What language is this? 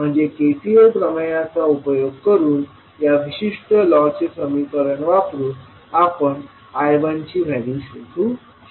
Marathi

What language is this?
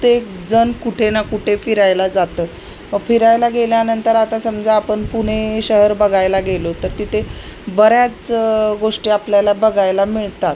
Marathi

